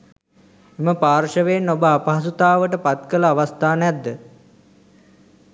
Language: Sinhala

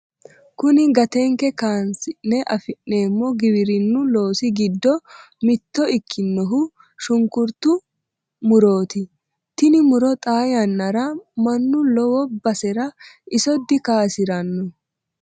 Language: Sidamo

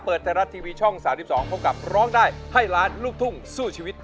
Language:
Thai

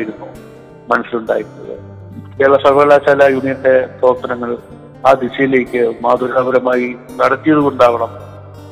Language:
Malayalam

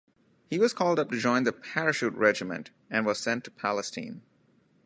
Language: English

